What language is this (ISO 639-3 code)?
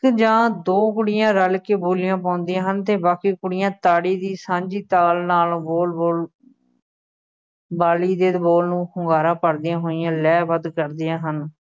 pan